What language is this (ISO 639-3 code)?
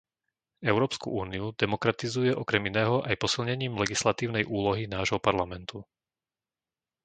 slk